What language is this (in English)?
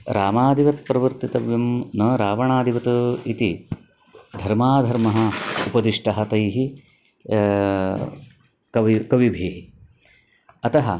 Sanskrit